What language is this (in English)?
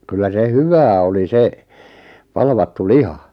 Finnish